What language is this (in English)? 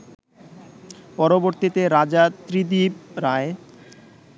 Bangla